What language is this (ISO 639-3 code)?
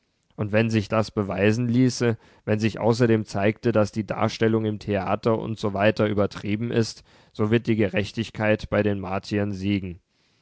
deu